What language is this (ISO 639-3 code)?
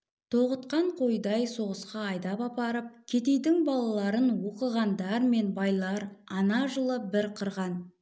kaz